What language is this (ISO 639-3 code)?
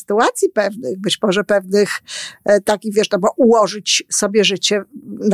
pol